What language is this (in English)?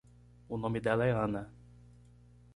Portuguese